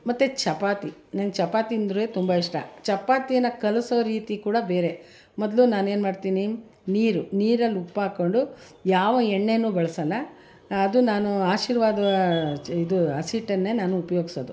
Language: Kannada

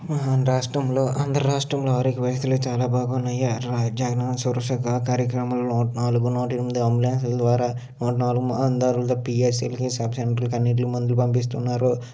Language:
Telugu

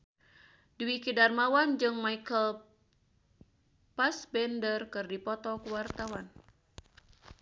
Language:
Sundanese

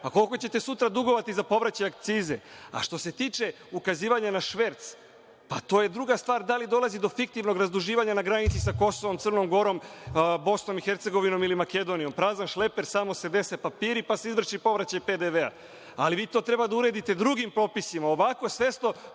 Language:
Serbian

